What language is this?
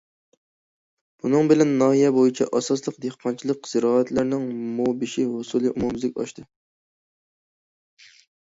Uyghur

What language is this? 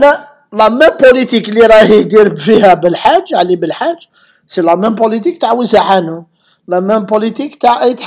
Arabic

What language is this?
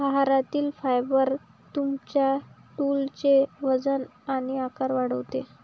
Marathi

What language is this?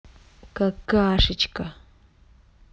Russian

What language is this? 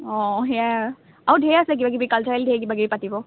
Assamese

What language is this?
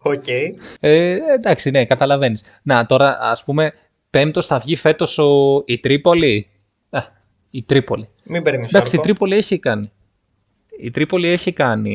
Greek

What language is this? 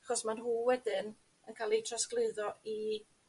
Welsh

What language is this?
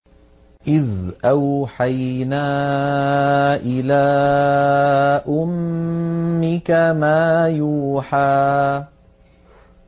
Arabic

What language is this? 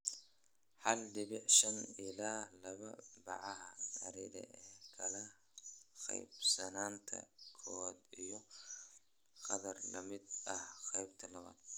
Somali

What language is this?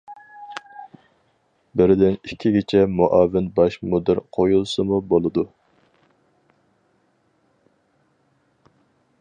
Uyghur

